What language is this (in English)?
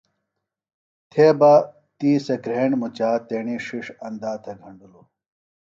Phalura